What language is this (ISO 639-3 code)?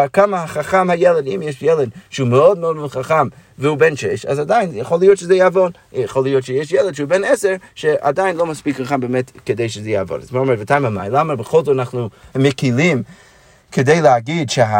heb